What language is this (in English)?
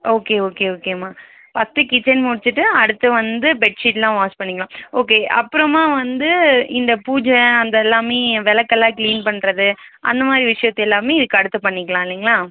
Tamil